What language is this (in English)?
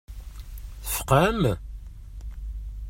Kabyle